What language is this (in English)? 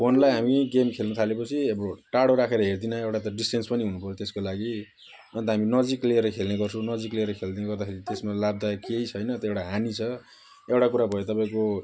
Nepali